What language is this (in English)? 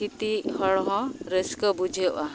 Santali